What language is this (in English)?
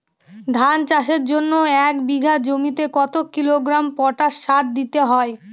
Bangla